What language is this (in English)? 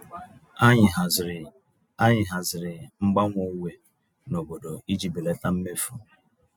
Igbo